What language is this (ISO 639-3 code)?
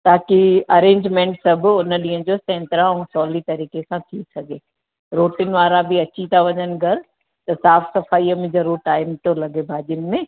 snd